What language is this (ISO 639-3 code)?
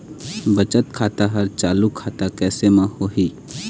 hne